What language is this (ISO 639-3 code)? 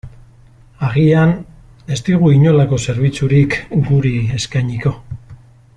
eus